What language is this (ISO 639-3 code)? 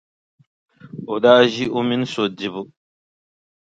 dag